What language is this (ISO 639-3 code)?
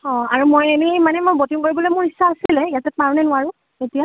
asm